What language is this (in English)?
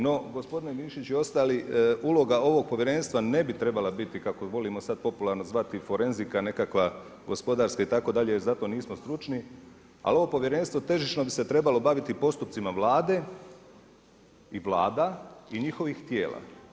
Croatian